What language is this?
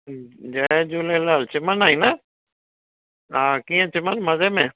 Sindhi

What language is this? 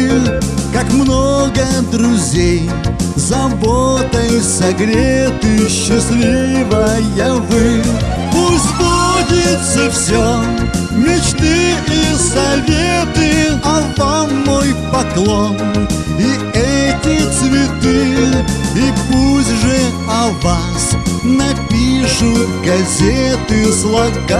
Russian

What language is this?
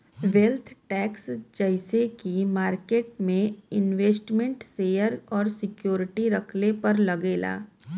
Bhojpuri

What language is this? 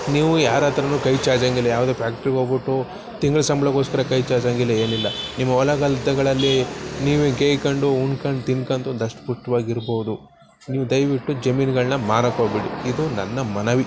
Kannada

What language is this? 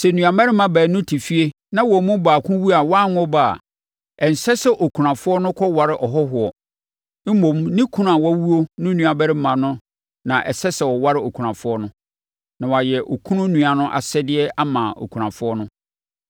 Akan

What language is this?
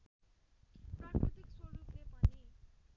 Nepali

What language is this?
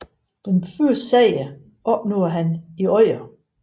Danish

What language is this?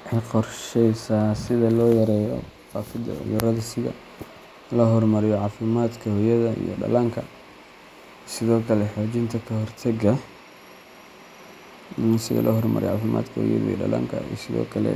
Somali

